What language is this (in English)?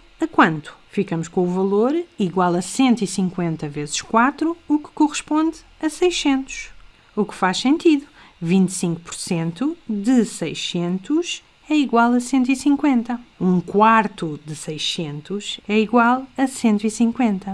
Portuguese